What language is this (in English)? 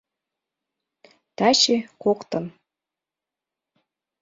Mari